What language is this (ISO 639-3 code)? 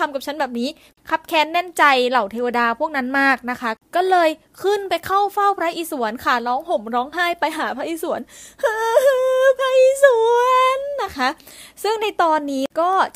tha